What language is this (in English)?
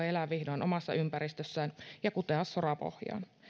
Finnish